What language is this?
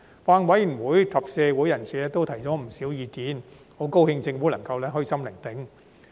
Cantonese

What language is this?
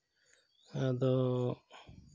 Santali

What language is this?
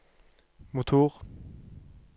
Norwegian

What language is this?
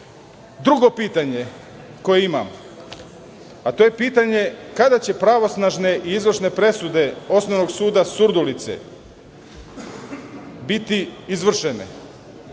Serbian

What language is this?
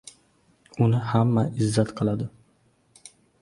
Uzbek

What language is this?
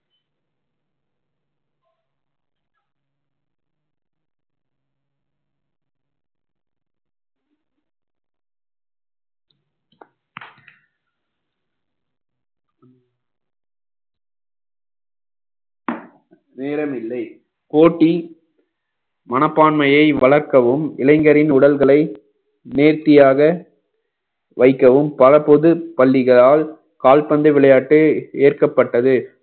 Tamil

